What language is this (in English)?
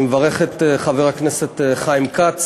Hebrew